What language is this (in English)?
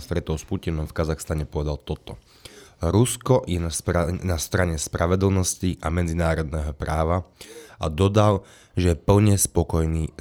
Slovak